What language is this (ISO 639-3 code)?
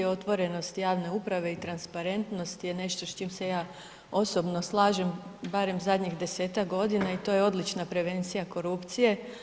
hrv